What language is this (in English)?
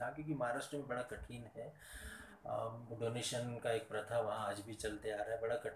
Hindi